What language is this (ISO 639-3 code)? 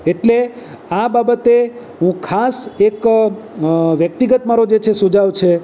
guj